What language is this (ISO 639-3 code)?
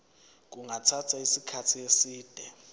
zul